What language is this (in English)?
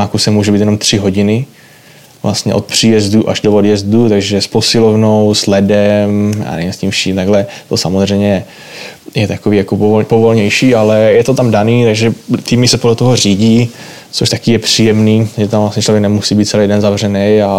Czech